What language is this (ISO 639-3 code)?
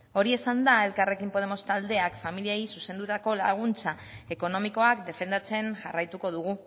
eus